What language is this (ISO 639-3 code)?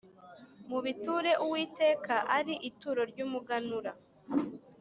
kin